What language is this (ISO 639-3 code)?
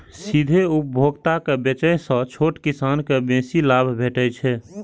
mai